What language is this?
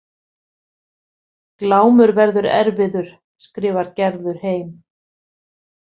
Icelandic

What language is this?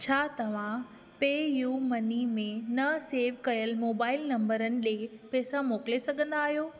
Sindhi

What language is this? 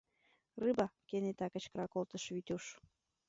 Mari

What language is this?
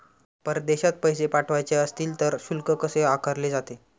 Marathi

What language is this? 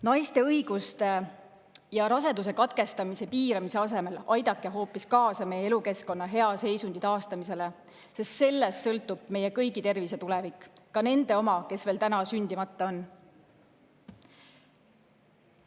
Estonian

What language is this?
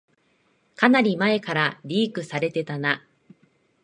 Japanese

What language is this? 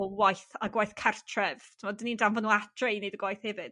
Welsh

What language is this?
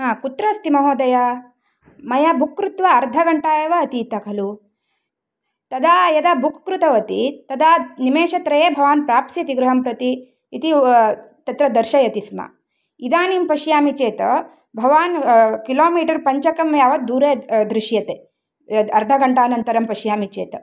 Sanskrit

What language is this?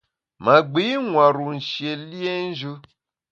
Bamun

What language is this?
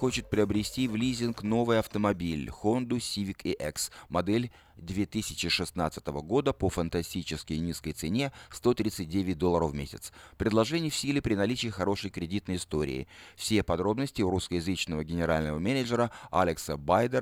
Russian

